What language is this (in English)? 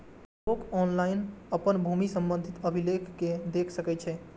Maithili